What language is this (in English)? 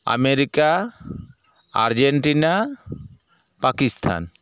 Santali